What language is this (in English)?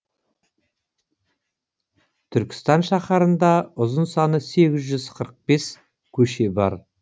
Kazakh